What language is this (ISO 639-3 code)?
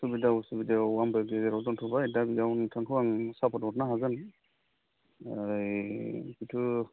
brx